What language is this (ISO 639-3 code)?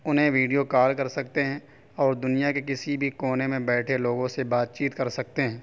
urd